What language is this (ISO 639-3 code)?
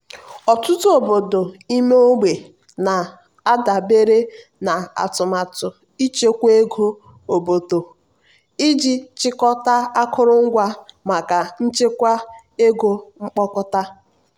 ibo